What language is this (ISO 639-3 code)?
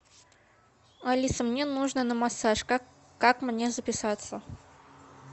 rus